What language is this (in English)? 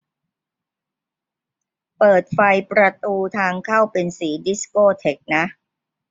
Thai